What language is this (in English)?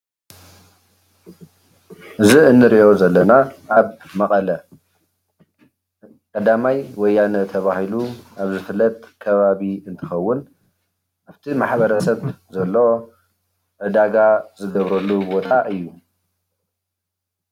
Tigrinya